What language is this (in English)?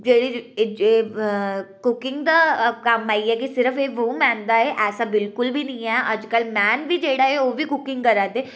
Dogri